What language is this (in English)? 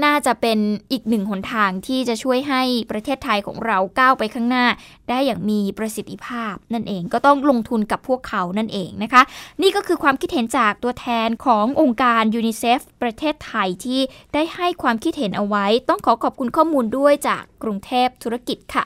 Thai